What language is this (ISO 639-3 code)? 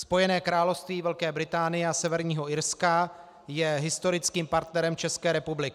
ces